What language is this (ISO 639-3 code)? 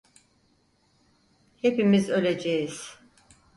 tur